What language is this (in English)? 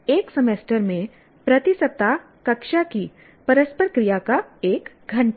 Hindi